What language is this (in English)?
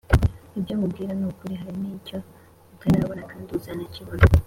Kinyarwanda